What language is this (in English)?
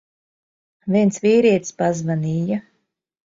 Latvian